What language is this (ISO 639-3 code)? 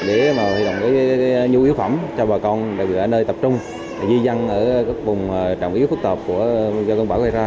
vie